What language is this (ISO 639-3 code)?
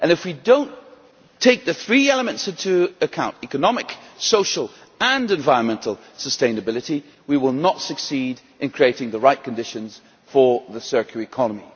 eng